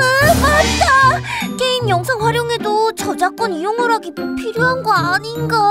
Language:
Korean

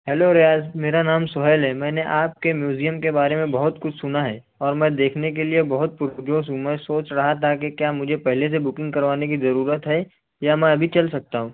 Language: Urdu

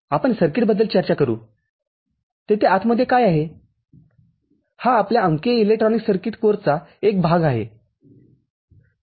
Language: Marathi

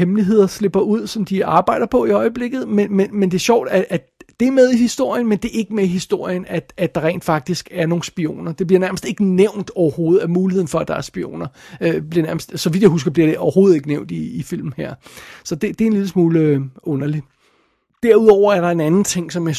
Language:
Danish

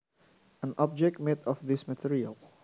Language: Javanese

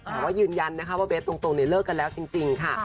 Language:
Thai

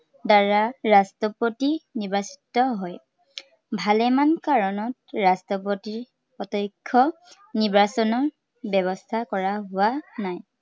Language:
Assamese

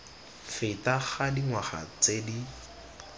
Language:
Tswana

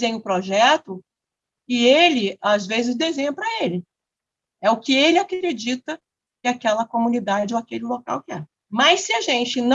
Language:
Portuguese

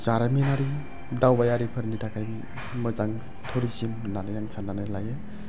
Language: Bodo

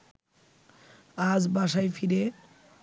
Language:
Bangla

